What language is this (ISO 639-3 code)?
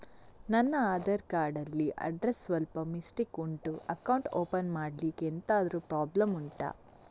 kan